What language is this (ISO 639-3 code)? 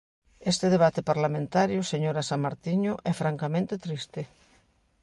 glg